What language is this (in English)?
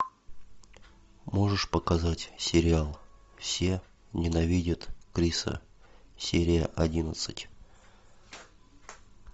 Russian